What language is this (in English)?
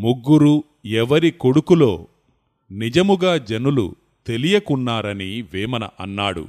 Telugu